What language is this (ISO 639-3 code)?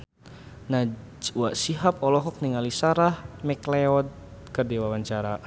sun